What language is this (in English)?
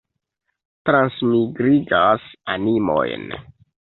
Esperanto